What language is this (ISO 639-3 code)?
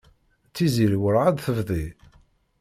kab